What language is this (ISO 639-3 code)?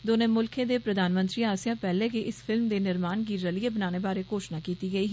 doi